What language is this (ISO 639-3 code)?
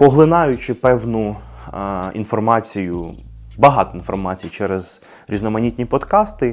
ukr